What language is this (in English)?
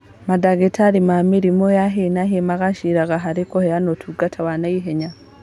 Kikuyu